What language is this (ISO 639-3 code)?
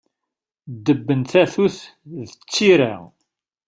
kab